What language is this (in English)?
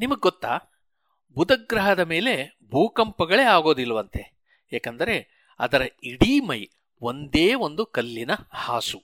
Kannada